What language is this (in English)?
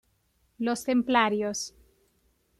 Spanish